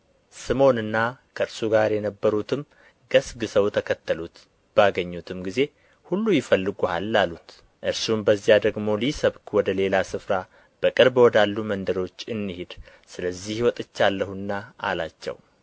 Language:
Amharic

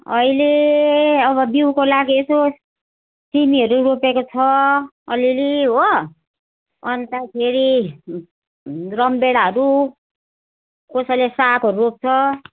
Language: Nepali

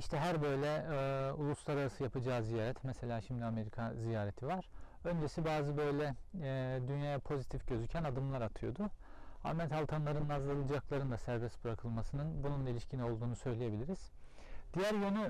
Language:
Turkish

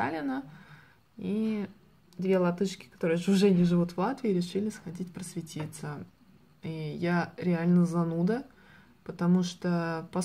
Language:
Russian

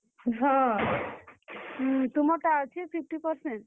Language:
Odia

